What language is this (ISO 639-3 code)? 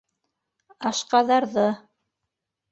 bak